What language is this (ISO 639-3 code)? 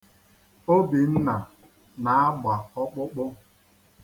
ibo